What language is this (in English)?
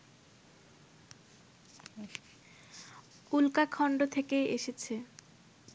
Bangla